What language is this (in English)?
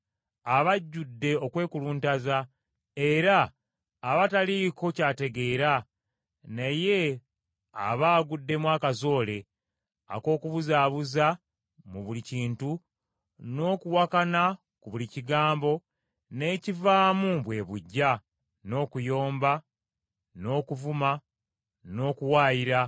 Ganda